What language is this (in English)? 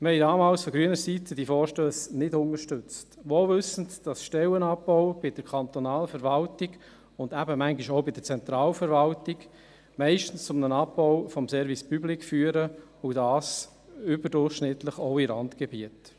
Swiss German